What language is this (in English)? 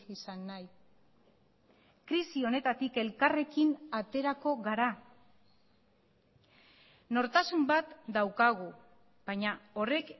Basque